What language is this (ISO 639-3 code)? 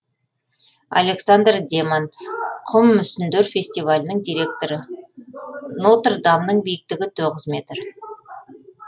kaz